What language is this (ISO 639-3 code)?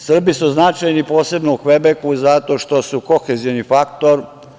srp